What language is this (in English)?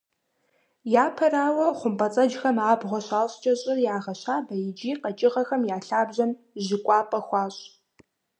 Kabardian